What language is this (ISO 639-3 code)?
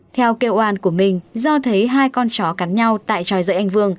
vie